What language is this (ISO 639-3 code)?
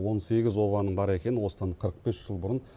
kaz